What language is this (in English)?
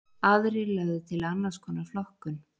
Icelandic